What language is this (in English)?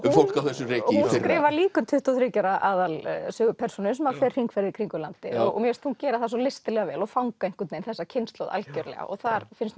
Icelandic